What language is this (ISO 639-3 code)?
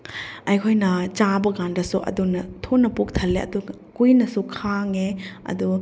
mni